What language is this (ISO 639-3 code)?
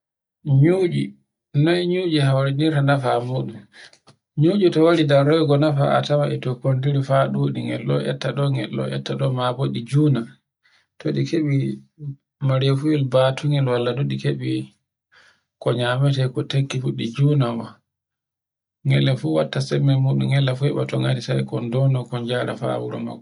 fue